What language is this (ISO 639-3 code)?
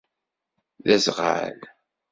kab